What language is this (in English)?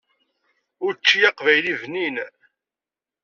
Kabyle